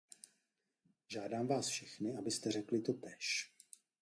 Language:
Czech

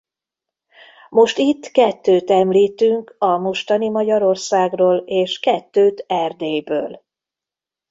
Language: Hungarian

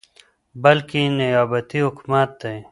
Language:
Pashto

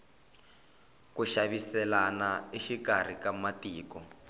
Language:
Tsonga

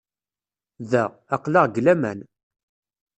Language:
Kabyle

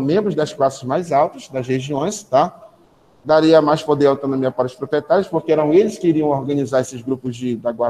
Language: Portuguese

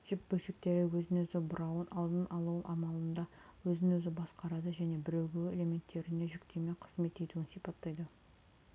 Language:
Kazakh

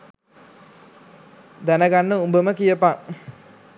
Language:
Sinhala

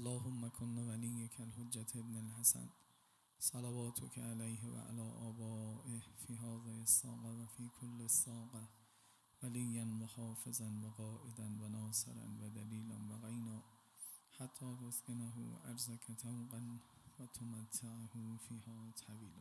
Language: Persian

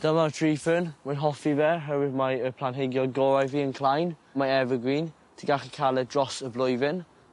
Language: Welsh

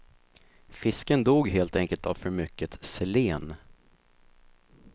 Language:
Swedish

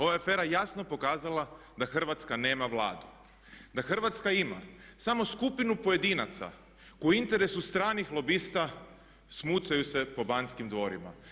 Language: Croatian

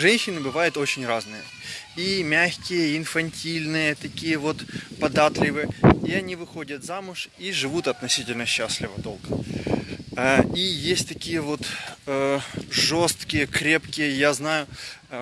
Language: Russian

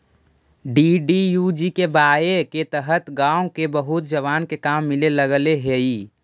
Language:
Magahi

